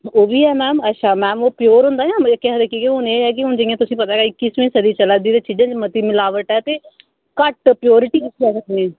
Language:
Dogri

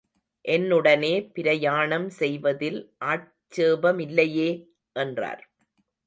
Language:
Tamil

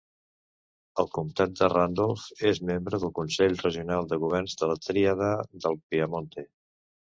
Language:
Catalan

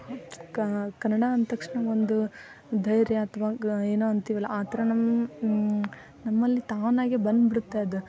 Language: Kannada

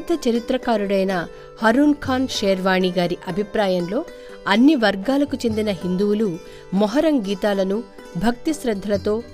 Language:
Telugu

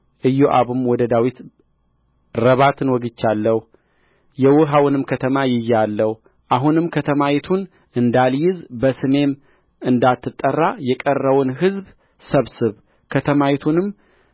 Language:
Amharic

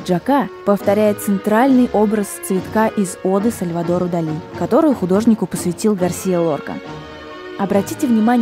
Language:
Russian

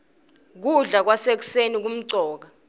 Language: Swati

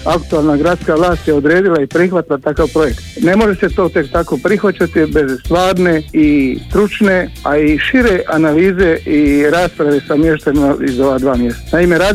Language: Croatian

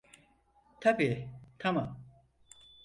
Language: Turkish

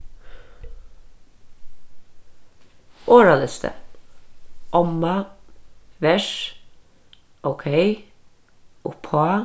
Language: Faroese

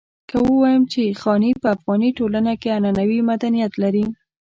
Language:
Pashto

